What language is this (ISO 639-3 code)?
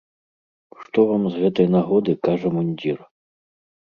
bel